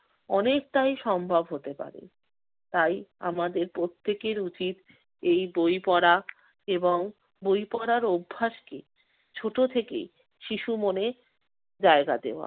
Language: Bangla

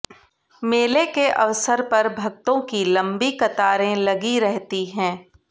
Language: Hindi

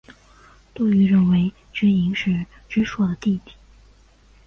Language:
Chinese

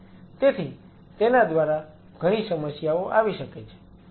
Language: Gujarati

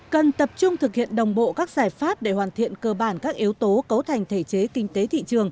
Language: Vietnamese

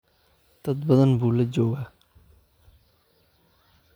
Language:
Somali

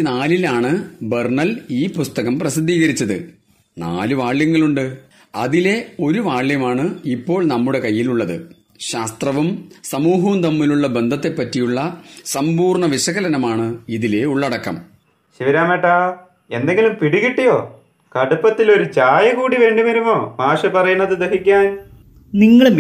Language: Malayalam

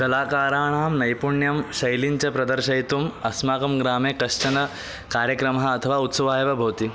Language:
Sanskrit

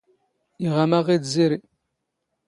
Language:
Standard Moroccan Tamazight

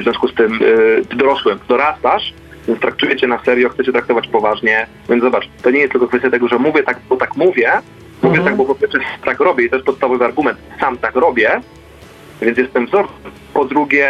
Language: Polish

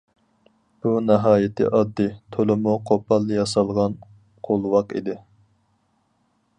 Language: Uyghur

